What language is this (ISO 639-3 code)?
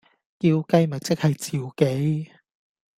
yue